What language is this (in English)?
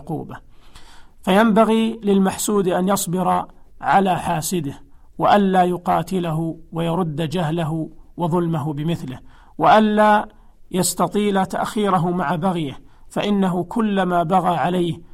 Arabic